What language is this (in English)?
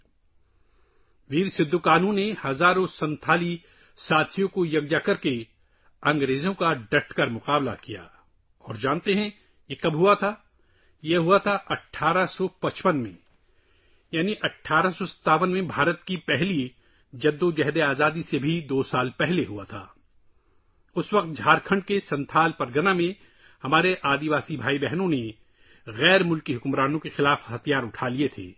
Urdu